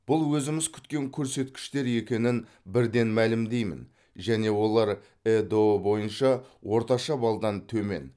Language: Kazakh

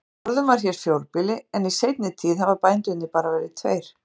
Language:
Icelandic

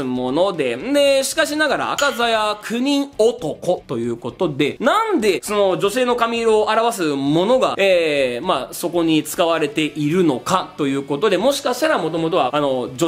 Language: Japanese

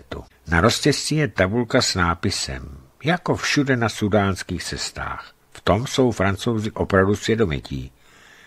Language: Czech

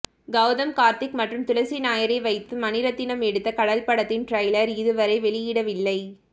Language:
Tamil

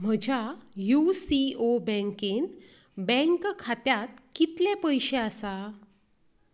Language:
Konkani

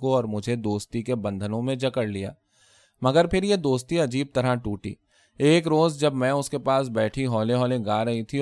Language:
Urdu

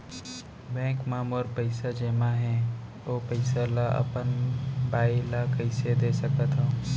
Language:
Chhattisgarhi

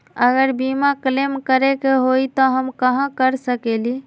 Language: Magahi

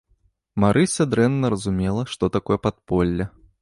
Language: Belarusian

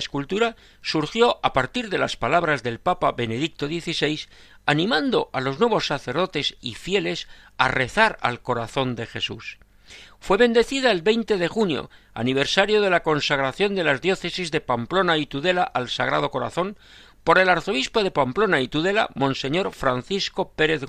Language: Spanish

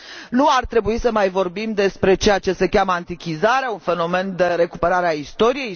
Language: Romanian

